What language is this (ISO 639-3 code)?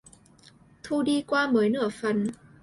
vie